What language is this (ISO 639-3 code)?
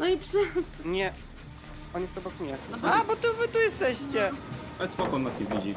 pol